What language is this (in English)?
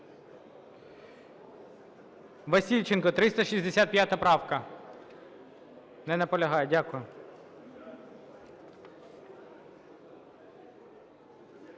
Ukrainian